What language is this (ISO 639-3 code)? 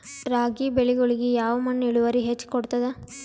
kan